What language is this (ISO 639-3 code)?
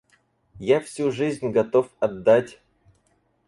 rus